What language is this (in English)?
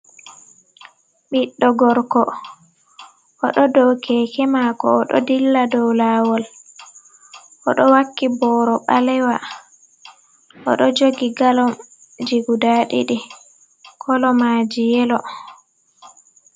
Fula